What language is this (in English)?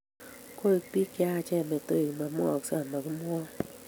Kalenjin